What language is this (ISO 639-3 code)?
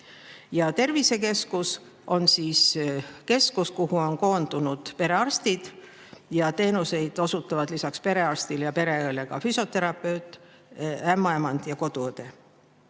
est